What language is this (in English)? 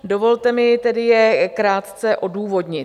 Czech